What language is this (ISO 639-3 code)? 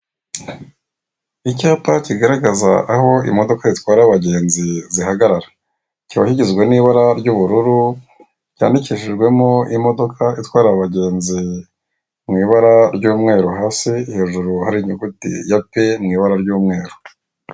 kin